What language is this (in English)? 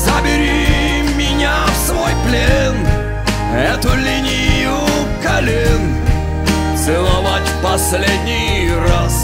Russian